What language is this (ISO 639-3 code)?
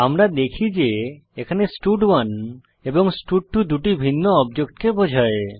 ben